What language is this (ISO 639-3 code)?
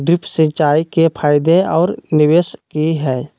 mag